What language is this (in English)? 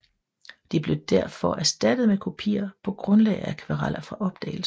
Danish